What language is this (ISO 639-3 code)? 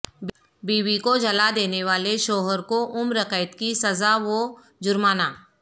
urd